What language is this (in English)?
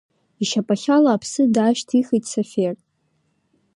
Abkhazian